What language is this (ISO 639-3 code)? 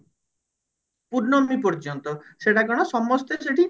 ori